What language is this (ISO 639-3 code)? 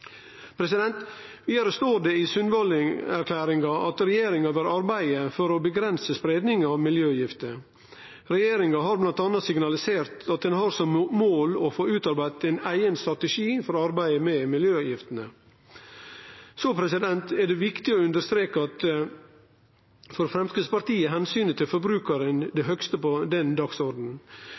nno